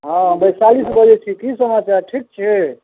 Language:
Maithili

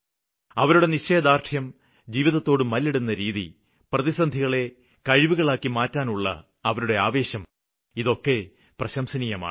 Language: Malayalam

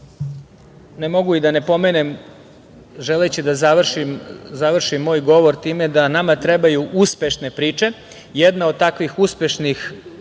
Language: Serbian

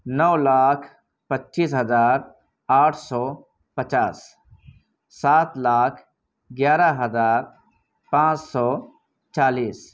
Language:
Urdu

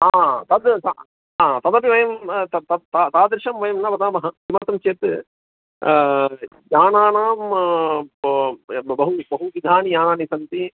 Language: Sanskrit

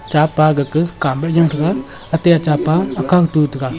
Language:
Wancho Naga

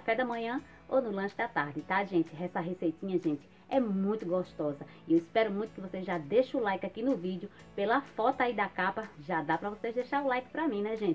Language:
Portuguese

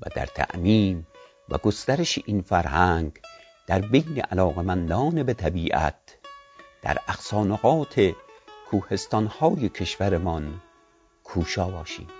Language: Persian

